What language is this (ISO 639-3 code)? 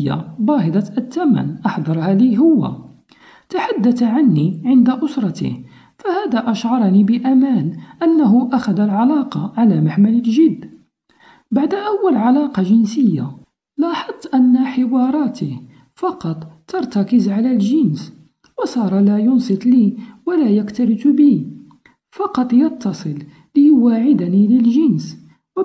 ara